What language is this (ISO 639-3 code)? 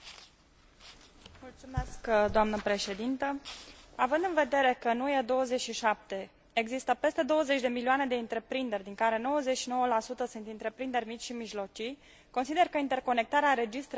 ron